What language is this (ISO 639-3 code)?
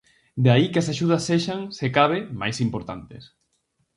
glg